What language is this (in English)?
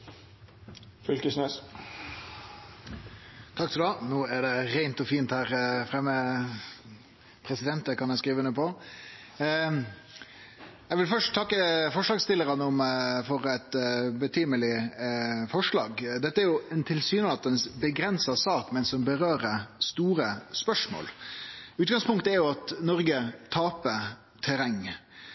Norwegian Nynorsk